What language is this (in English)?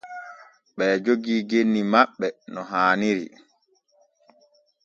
Borgu Fulfulde